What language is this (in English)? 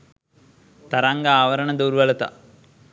Sinhala